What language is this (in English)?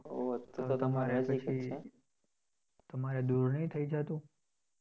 Gujarati